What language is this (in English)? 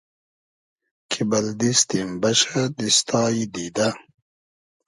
Hazaragi